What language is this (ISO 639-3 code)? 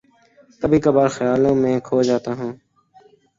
urd